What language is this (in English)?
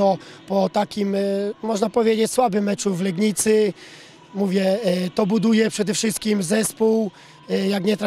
Polish